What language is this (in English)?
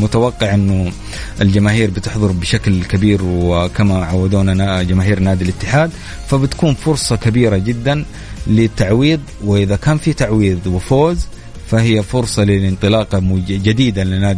Arabic